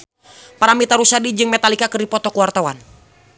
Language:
Sundanese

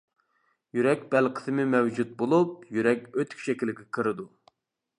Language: Uyghur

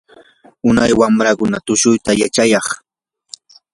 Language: Yanahuanca Pasco Quechua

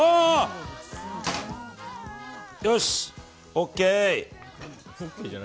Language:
Japanese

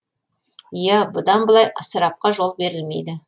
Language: Kazakh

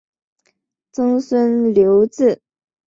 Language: Chinese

